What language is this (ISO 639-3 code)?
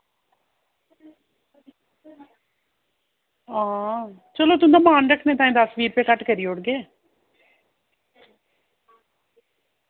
doi